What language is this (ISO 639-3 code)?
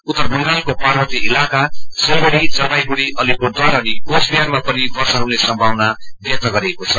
nep